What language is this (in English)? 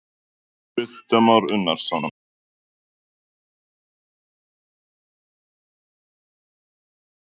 Icelandic